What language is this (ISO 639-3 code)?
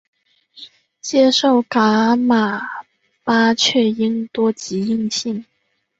zho